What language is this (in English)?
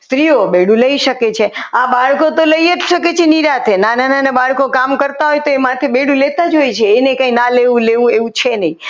Gujarati